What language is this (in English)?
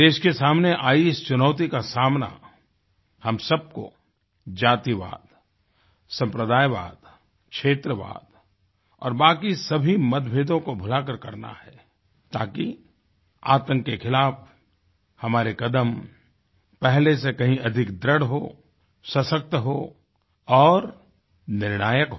Hindi